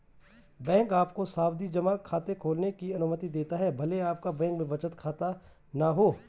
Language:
Hindi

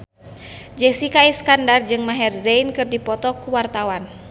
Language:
Sundanese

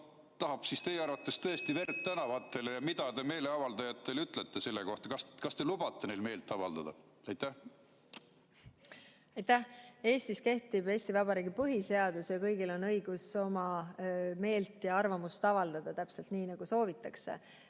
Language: Estonian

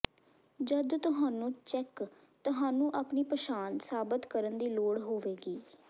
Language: Punjabi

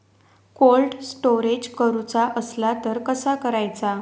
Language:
Marathi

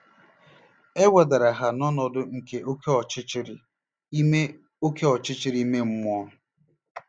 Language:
Igbo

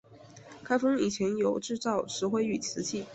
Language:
Chinese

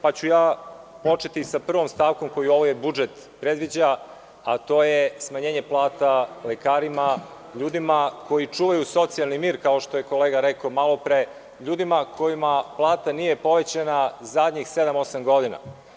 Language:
Serbian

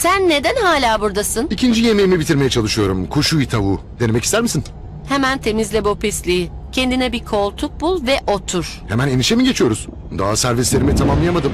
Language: Turkish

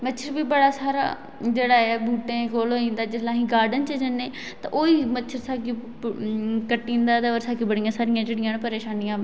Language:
Dogri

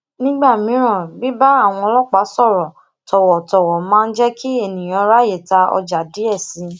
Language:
Yoruba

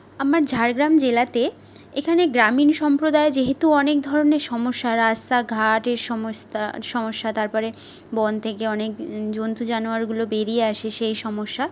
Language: Bangla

